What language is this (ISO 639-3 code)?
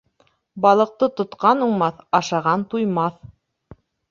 bak